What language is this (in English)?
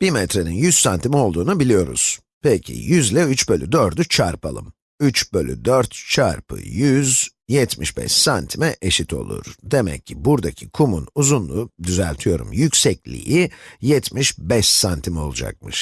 Turkish